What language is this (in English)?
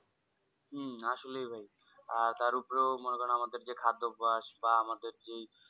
Bangla